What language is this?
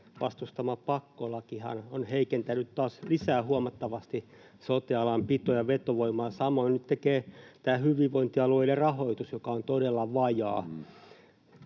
Finnish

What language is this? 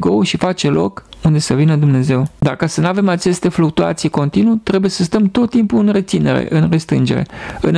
Romanian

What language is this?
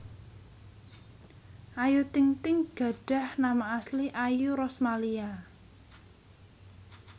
Javanese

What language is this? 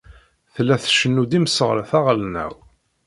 Kabyle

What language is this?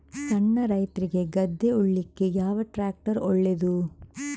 Kannada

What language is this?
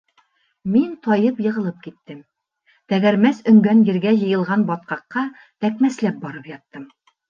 Bashkir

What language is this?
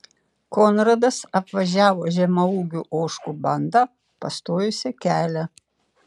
Lithuanian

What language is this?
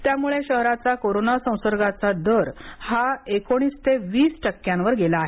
Marathi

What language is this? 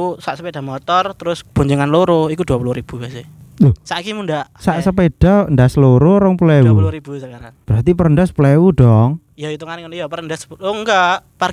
Indonesian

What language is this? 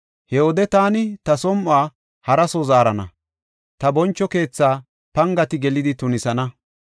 Gofa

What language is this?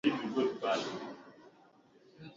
Swahili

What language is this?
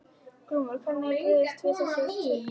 Icelandic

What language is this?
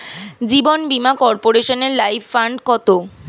Bangla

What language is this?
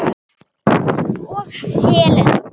Icelandic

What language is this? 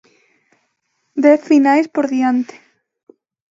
Galician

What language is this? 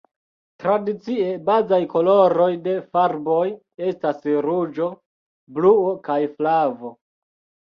Esperanto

